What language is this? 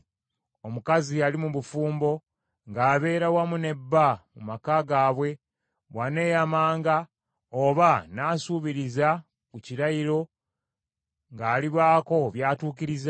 Ganda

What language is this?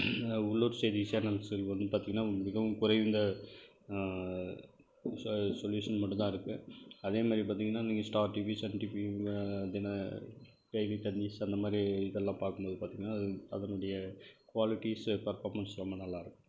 Tamil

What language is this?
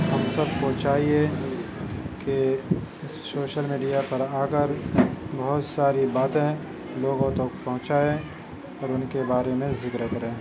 Urdu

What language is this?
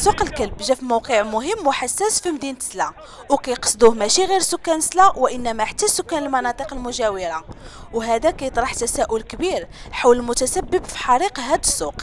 Arabic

